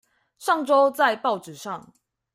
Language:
Chinese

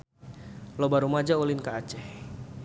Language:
Sundanese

